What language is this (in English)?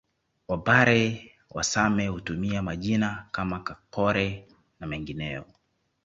Swahili